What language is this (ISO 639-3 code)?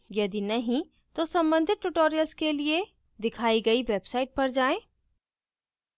hin